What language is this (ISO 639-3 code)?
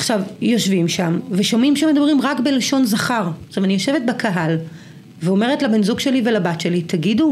heb